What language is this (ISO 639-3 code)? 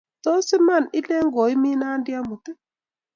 kln